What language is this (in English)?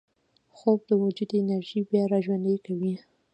Pashto